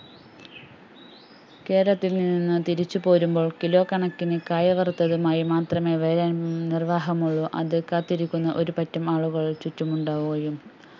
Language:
Malayalam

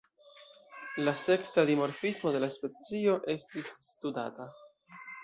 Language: Esperanto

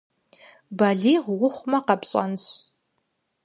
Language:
Kabardian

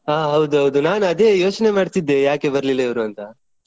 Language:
Kannada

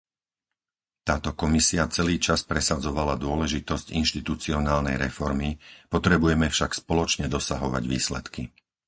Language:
Slovak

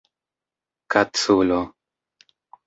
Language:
Esperanto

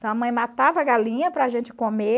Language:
Portuguese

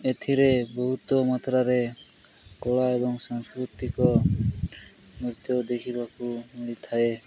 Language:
Odia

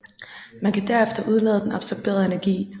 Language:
Danish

